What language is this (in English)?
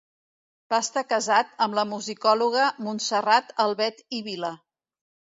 Catalan